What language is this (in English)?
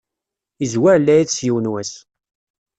Kabyle